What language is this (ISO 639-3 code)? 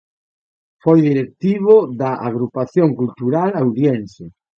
glg